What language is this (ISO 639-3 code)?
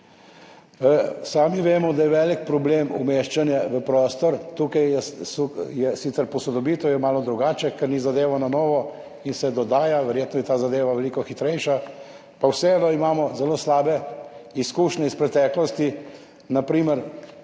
slv